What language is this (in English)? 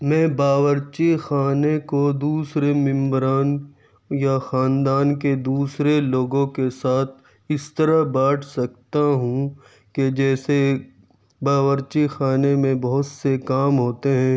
Urdu